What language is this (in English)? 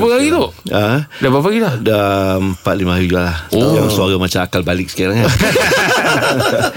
Malay